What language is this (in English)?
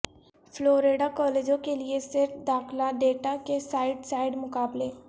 Urdu